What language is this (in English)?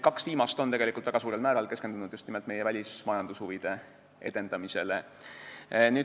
Estonian